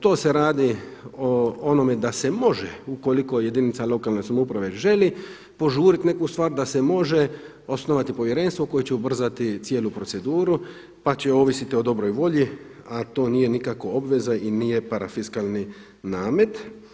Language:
Croatian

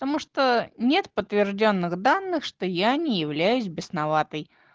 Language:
Russian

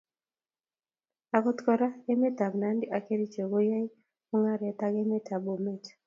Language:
Kalenjin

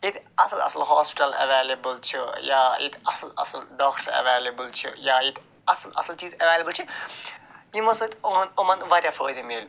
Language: Kashmiri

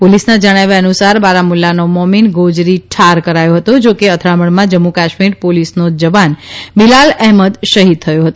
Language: Gujarati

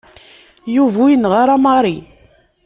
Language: Kabyle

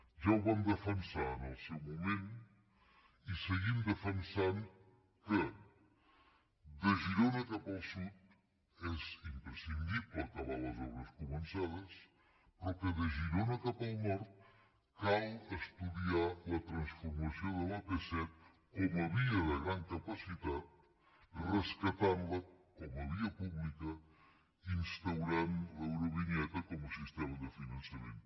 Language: Catalan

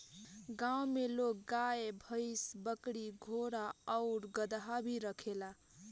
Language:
Bhojpuri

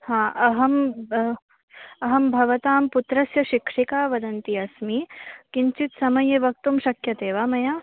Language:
Sanskrit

